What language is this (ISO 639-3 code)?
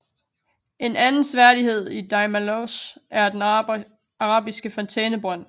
dan